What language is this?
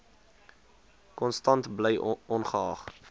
Afrikaans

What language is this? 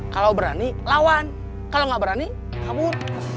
Indonesian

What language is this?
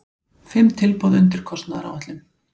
Icelandic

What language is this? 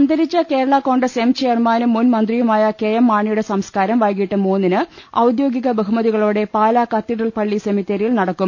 Malayalam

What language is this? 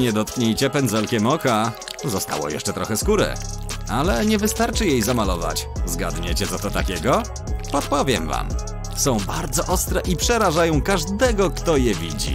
Polish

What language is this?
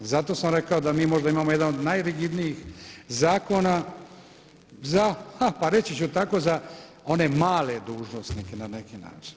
Croatian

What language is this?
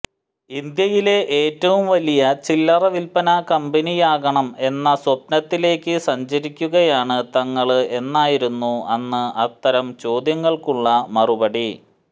Malayalam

